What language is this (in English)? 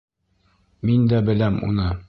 Bashkir